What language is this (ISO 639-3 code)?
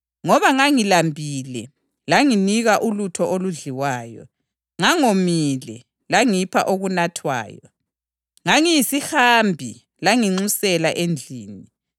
nde